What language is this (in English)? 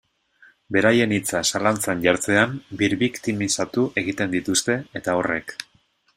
Basque